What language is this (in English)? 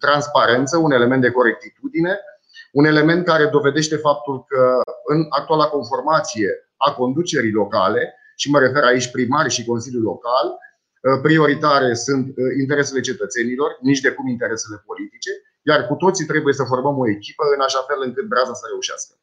Romanian